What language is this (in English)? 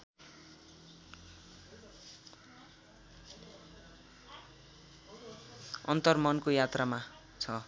Nepali